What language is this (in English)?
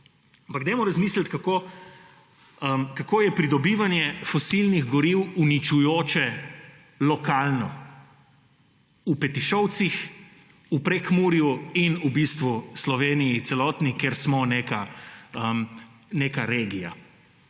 Slovenian